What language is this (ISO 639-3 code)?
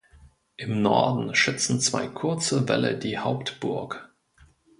deu